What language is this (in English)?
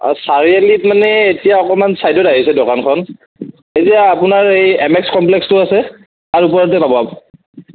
Assamese